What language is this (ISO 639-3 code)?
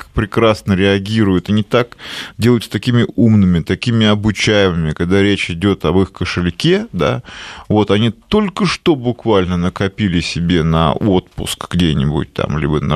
rus